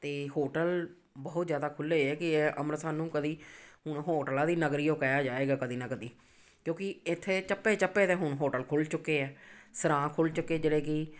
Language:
Punjabi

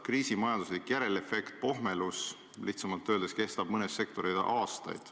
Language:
Estonian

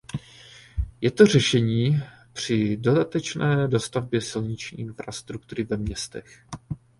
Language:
Czech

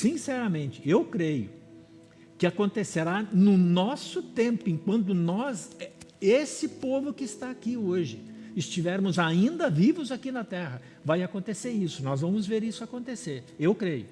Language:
Portuguese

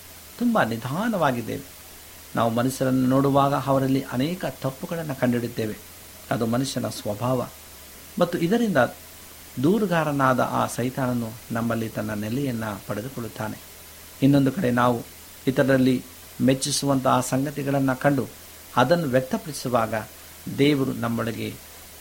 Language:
Kannada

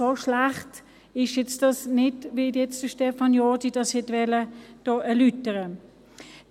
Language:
Swiss German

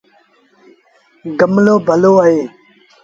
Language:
Sindhi Bhil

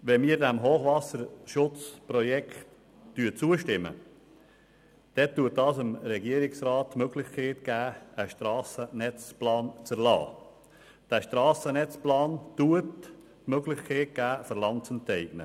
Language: Swiss German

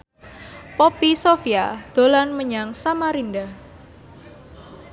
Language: Javanese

